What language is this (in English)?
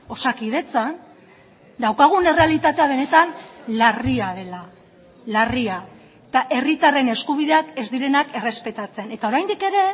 Basque